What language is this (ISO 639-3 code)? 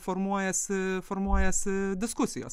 lit